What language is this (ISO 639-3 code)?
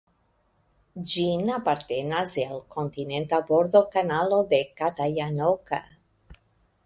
epo